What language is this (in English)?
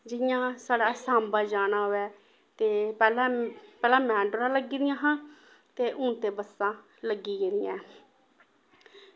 Dogri